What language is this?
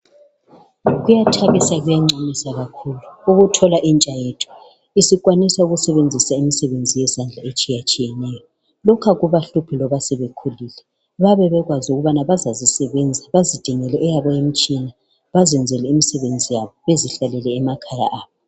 North Ndebele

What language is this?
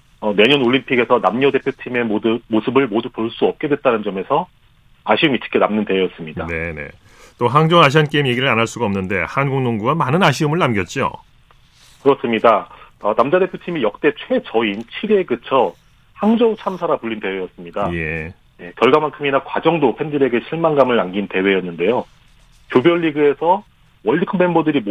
Korean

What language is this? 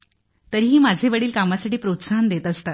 Marathi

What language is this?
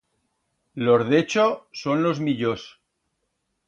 Aragonese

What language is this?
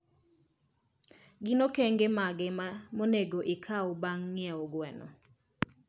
Luo (Kenya and Tanzania)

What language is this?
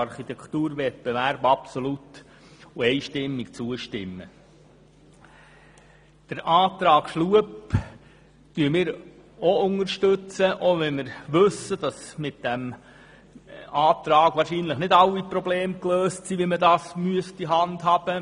Swiss German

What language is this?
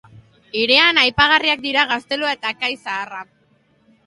Basque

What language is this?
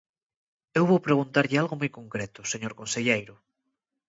Galician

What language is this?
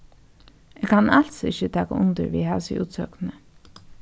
Faroese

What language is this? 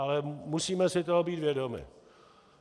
Czech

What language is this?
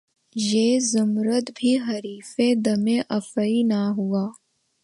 Urdu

